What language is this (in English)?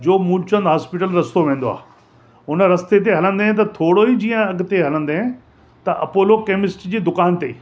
Sindhi